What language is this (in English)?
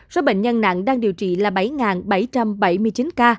Vietnamese